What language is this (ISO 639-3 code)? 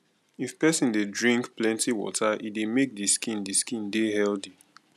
pcm